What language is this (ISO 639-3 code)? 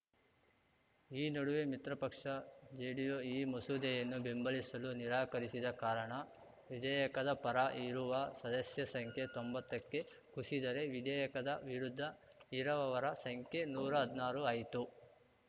kan